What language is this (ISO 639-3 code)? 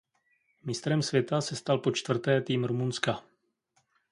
ces